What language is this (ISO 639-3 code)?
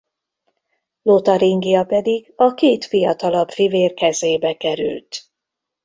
hun